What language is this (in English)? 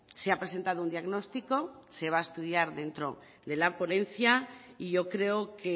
Spanish